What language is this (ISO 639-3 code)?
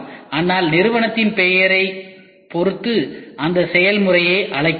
tam